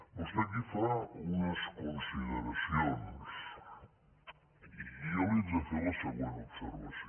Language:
Catalan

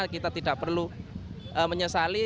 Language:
Indonesian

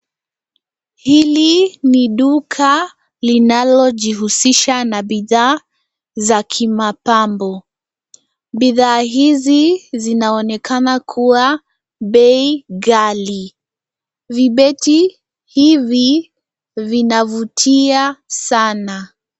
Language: Swahili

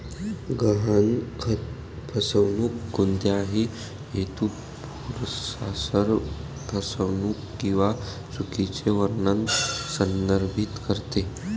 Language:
Marathi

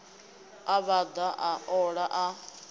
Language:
Venda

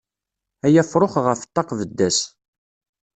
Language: Kabyle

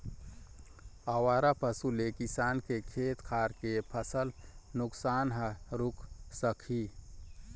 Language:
Chhattisgarhi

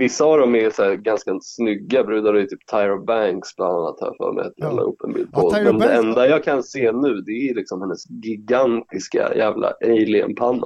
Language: Swedish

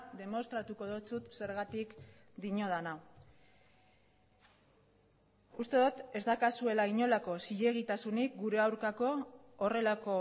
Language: Basque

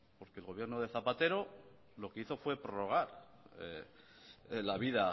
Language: Spanish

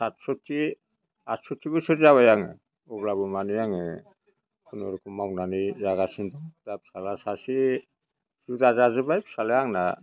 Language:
Bodo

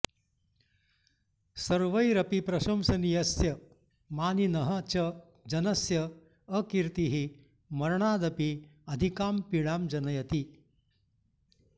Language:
Sanskrit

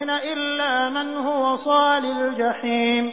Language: Arabic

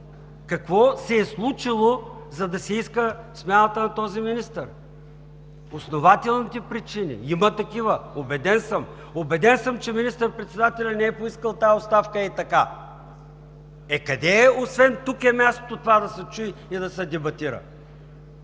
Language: Bulgarian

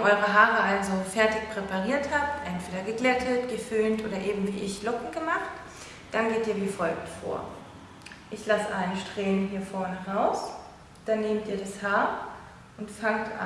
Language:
German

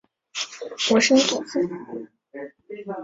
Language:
Chinese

